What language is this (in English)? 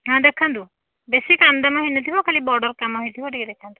Odia